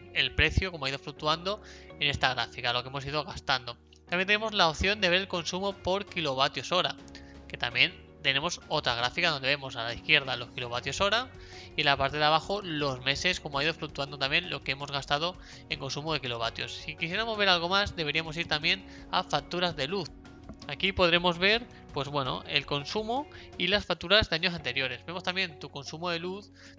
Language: Spanish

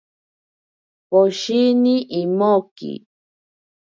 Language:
Ashéninka Perené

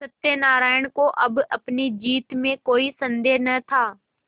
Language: Hindi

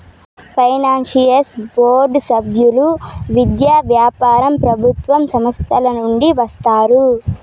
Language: Telugu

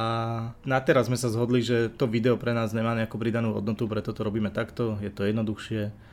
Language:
Slovak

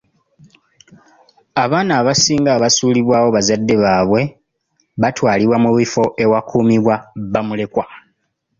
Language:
Ganda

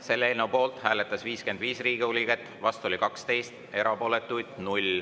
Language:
Estonian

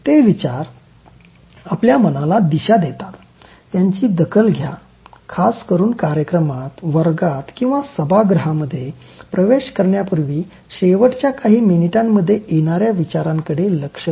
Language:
Marathi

